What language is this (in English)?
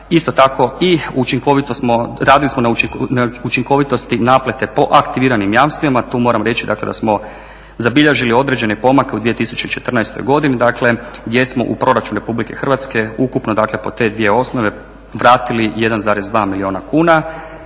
Croatian